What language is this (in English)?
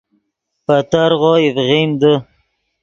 Yidgha